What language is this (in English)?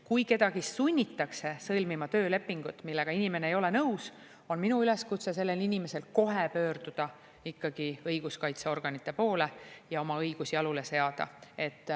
Estonian